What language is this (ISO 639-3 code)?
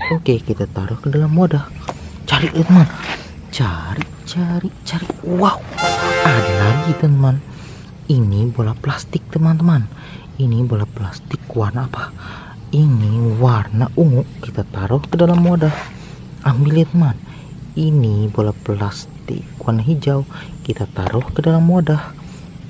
ind